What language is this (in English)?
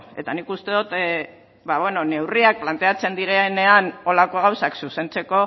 Basque